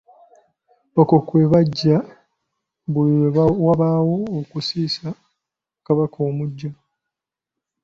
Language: Ganda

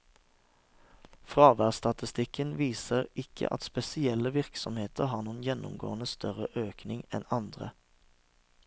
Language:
Norwegian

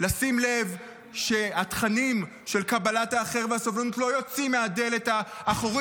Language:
Hebrew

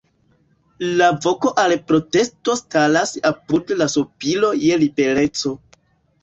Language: Esperanto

